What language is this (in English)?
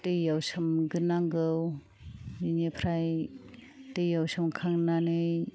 Bodo